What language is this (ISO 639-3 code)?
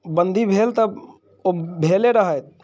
mai